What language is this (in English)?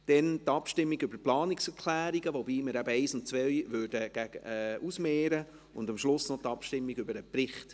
Swiss German